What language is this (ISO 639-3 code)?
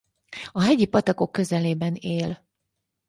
hun